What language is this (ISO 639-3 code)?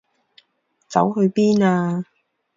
yue